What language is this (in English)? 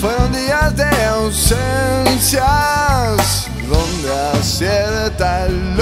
Spanish